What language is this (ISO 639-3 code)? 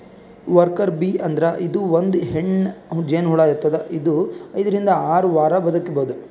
kan